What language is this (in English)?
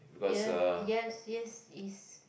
English